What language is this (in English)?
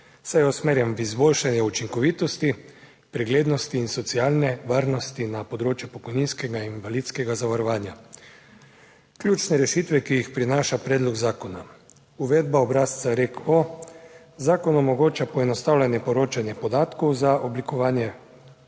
Slovenian